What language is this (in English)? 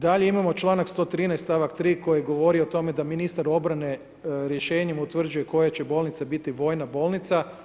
Croatian